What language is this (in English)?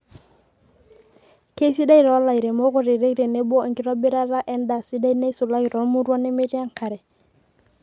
Masai